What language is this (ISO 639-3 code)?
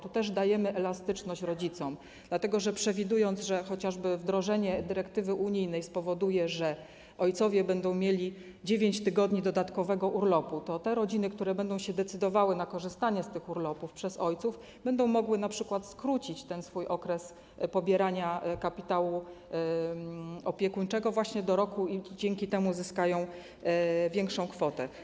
pol